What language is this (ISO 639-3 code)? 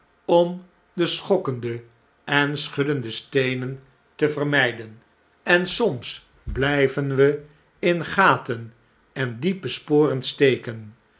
nld